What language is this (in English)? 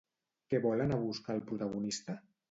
Catalan